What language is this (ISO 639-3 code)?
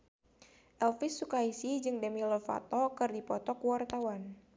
sun